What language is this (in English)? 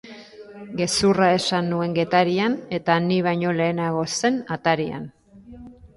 Basque